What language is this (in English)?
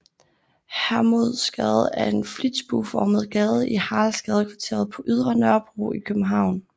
Danish